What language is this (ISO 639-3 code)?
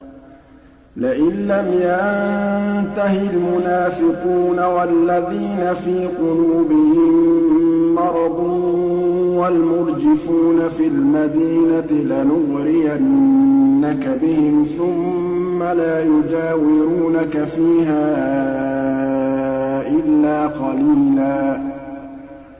ara